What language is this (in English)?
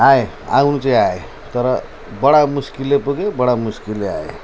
Nepali